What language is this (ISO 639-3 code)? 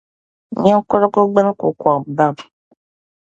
dag